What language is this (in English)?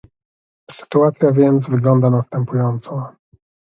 Polish